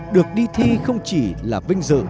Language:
Vietnamese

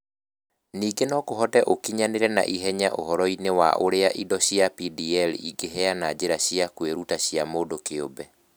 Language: Kikuyu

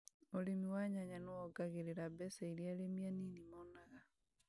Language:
Kikuyu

